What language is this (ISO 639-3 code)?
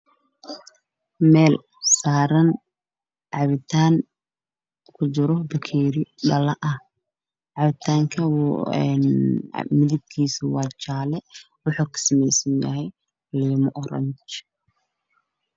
som